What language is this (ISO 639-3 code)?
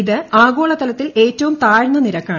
mal